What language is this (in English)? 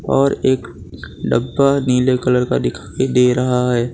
Hindi